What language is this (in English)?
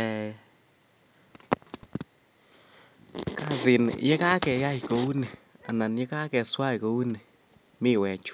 Kalenjin